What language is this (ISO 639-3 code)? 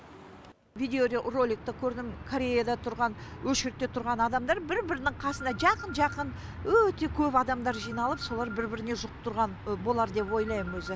kaz